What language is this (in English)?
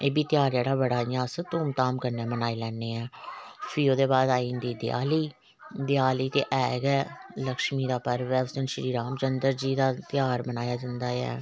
Dogri